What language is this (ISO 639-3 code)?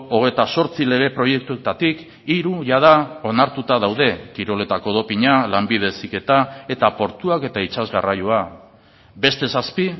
eus